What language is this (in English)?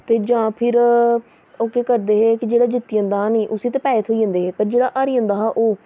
Dogri